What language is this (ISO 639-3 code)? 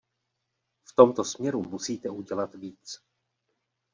ces